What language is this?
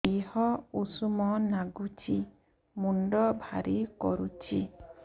Odia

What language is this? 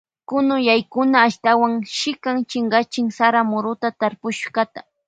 Loja Highland Quichua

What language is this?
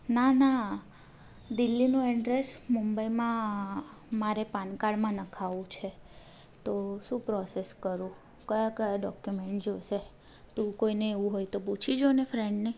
Gujarati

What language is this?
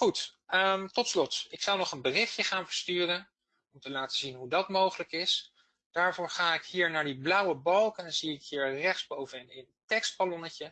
Dutch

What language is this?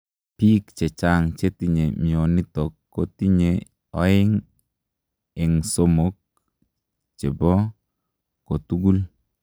Kalenjin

